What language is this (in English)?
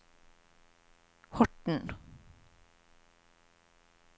Norwegian